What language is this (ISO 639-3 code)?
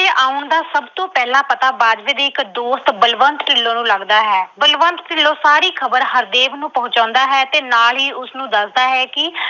pan